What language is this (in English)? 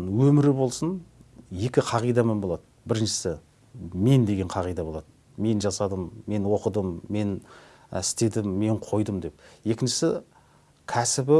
Turkish